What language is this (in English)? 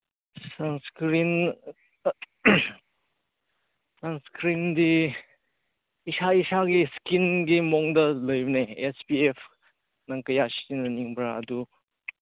Manipuri